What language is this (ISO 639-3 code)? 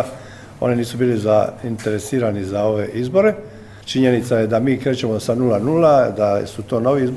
hrv